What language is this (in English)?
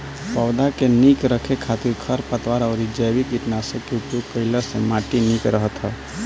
Bhojpuri